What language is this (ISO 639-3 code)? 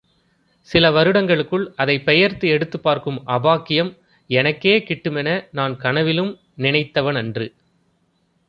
tam